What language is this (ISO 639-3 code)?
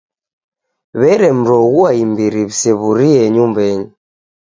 dav